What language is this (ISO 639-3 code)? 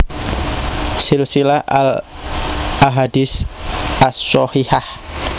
jav